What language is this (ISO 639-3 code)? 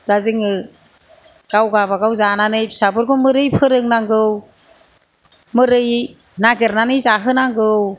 brx